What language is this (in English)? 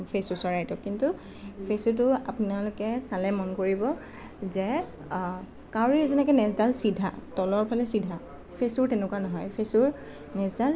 Assamese